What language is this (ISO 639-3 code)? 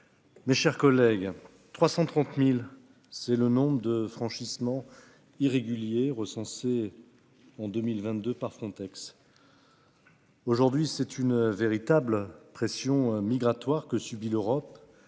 fra